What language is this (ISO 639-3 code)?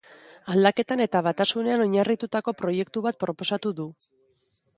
eus